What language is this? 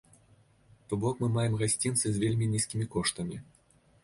Belarusian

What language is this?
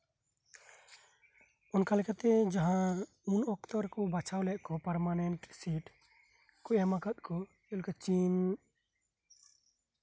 Santali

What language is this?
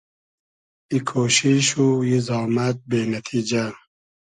Hazaragi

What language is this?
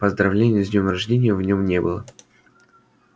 Russian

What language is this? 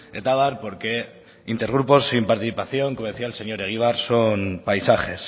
Spanish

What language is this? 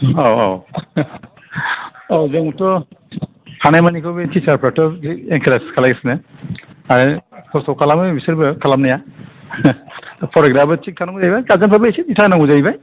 Bodo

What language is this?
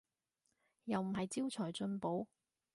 Cantonese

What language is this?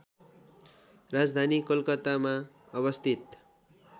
Nepali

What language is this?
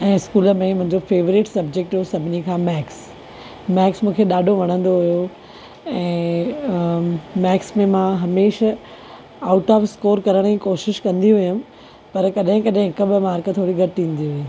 Sindhi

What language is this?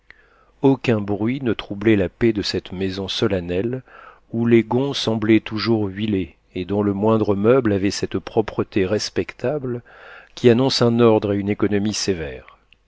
French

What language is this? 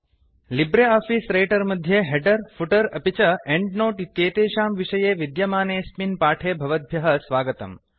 Sanskrit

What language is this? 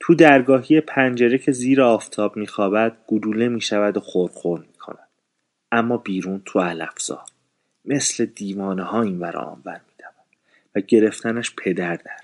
Persian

